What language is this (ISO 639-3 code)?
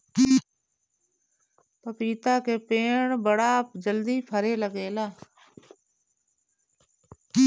bho